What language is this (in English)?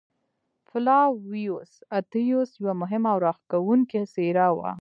Pashto